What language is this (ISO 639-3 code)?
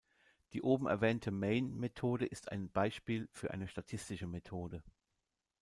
deu